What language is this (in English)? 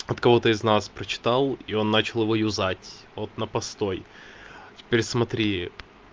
Russian